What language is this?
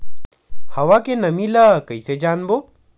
Chhattisgarhi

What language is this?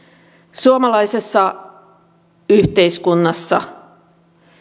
Finnish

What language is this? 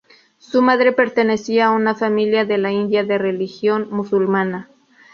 Spanish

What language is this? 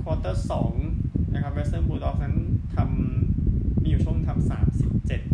Thai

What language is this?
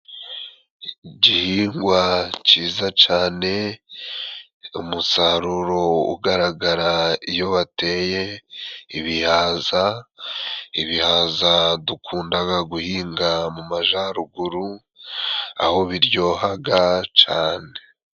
Kinyarwanda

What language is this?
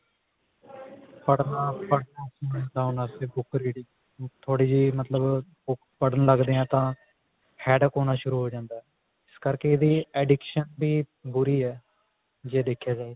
Punjabi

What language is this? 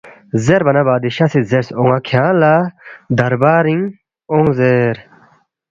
Balti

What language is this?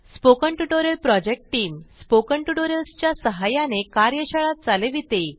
Marathi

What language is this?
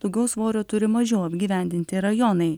Lithuanian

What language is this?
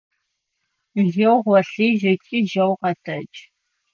Adyghe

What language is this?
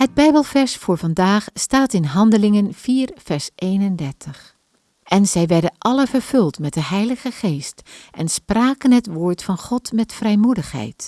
Dutch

